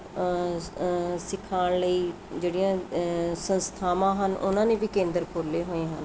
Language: Punjabi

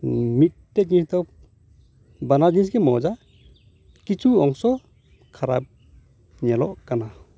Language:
Santali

